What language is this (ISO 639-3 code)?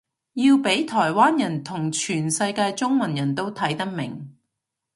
yue